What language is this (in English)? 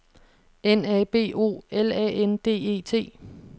Danish